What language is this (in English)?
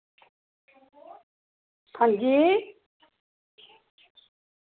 Dogri